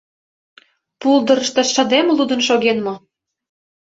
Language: Mari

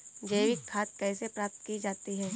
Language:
Hindi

